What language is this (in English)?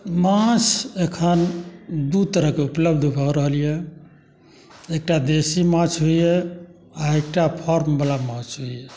Maithili